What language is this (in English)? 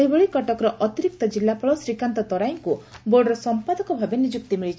Odia